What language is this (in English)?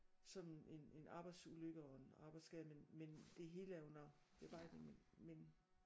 Danish